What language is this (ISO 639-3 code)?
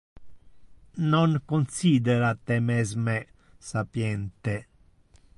ina